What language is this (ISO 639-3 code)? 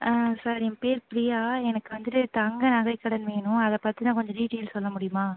tam